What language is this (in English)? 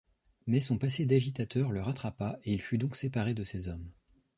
French